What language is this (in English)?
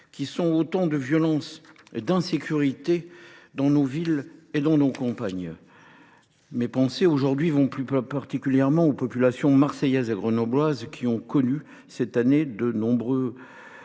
French